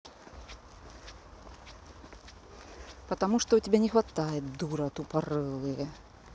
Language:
Russian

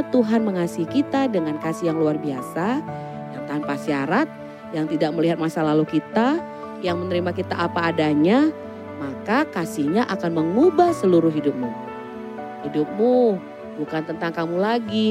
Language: Indonesian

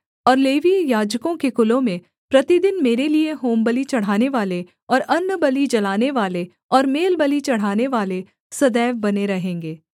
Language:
Hindi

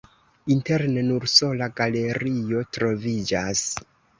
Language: Esperanto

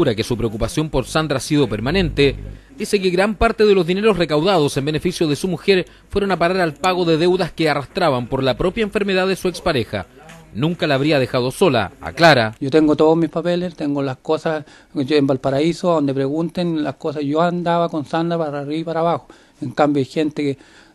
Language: Spanish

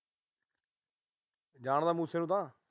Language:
Punjabi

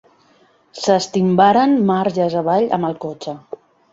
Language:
Catalan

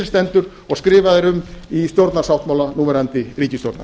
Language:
Icelandic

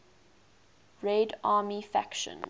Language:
English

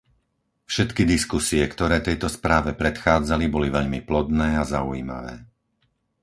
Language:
Slovak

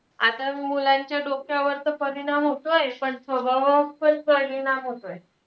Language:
Marathi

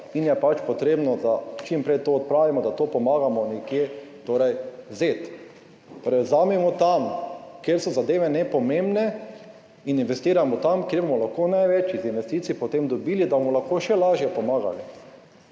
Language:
Slovenian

